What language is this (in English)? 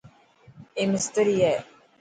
Dhatki